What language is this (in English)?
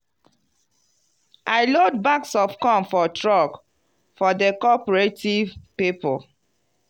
Nigerian Pidgin